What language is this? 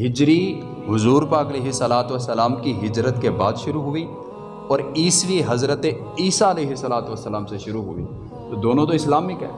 Urdu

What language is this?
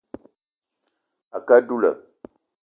Eton (Cameroon)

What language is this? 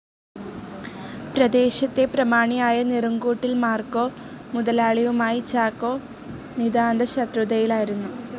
Malayalam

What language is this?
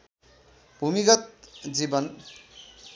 Nepali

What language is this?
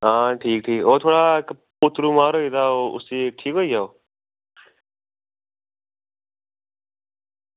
Dogri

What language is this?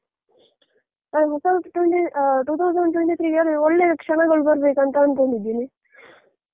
Kannada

